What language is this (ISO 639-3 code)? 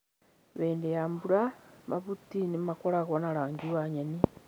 kik